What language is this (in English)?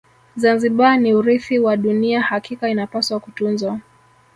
Swahili